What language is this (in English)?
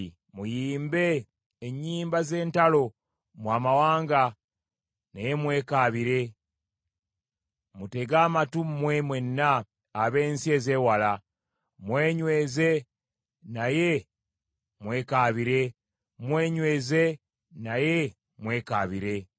Ganda